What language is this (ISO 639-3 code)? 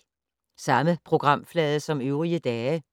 dan